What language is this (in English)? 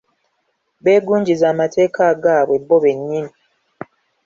Ganda